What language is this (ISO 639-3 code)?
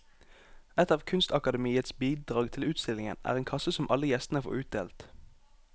nor